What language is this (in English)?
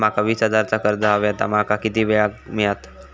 Marathi